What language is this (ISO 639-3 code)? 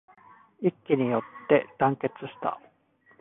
jpn